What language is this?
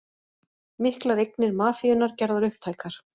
Icelandic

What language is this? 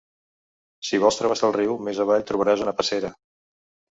Catalan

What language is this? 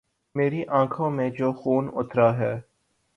Urdu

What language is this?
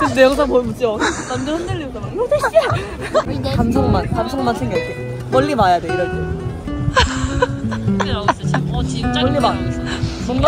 Korean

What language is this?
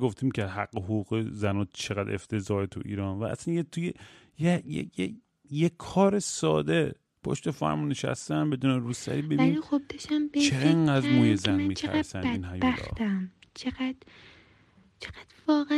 Persian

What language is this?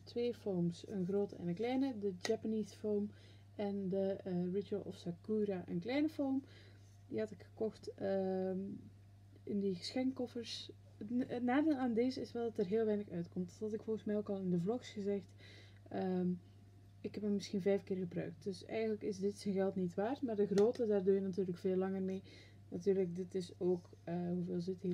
Dutch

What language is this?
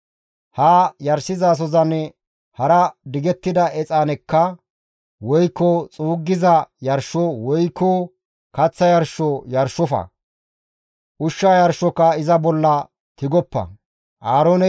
Gamo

